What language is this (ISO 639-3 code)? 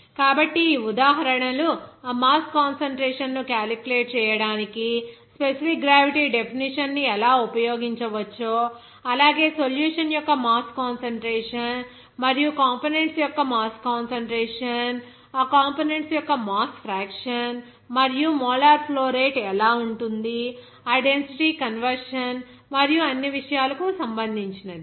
tel